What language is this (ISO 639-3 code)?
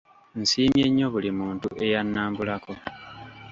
lug